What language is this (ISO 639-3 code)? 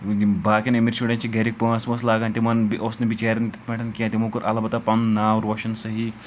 kas